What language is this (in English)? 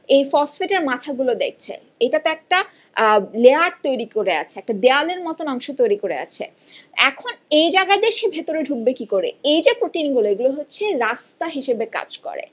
Bangla